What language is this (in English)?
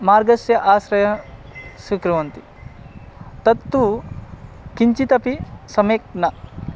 Sanskrit